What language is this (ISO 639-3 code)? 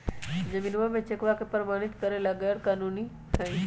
mag